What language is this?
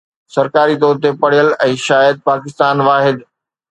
Sindhi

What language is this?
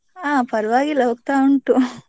Kannada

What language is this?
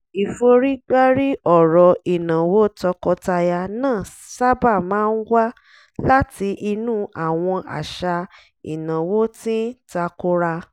Yoruba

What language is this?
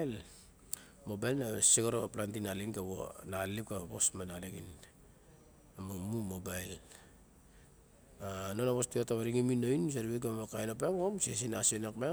Barok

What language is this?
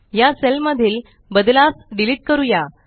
Marathi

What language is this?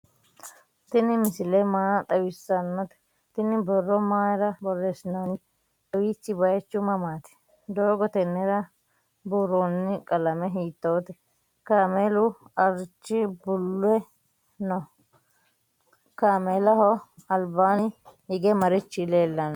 Sidamo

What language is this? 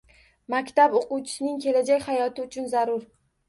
Uzbek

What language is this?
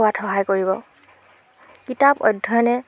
Assamese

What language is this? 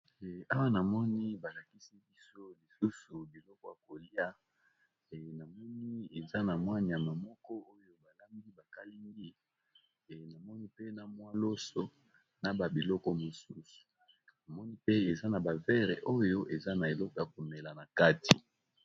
Lingala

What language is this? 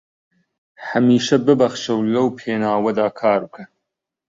Central Kurdish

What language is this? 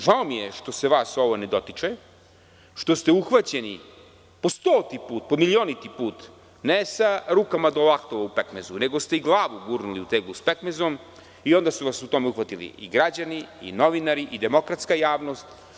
Serbian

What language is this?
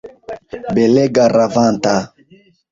Esperanto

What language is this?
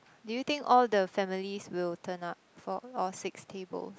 English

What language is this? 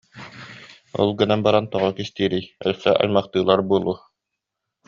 Yakut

